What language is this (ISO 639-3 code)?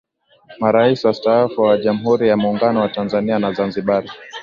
swa